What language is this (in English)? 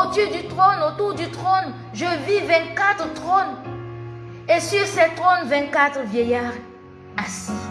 French